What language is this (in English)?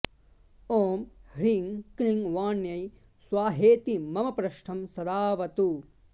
Sanskrit